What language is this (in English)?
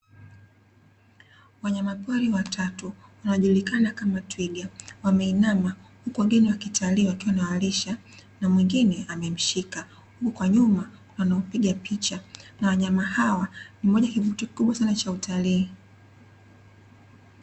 Swahili